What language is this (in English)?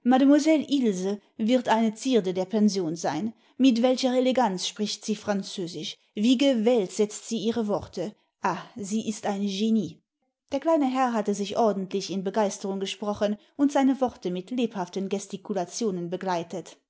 German